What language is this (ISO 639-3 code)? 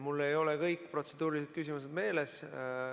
est